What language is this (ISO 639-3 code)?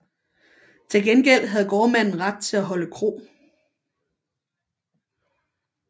dan